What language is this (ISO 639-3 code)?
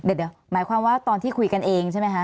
tha